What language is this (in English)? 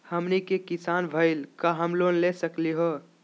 Magahi